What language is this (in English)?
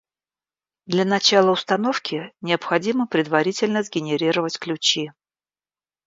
Russian